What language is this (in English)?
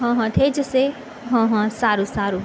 Gujarati